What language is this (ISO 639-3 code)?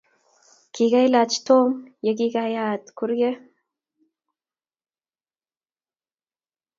kln